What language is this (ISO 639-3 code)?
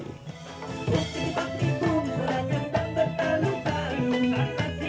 ind